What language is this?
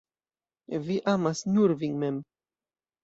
Esperanto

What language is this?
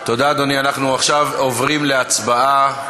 Hebrew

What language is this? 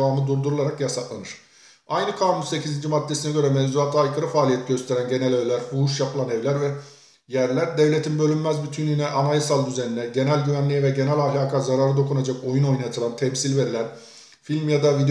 Turkish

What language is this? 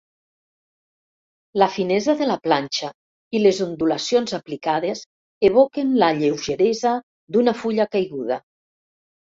Catalan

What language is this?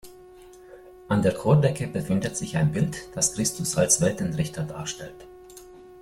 German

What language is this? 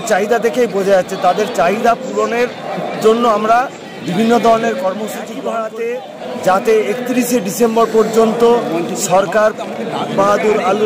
Bangla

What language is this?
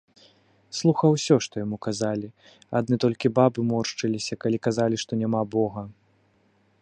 Belarusian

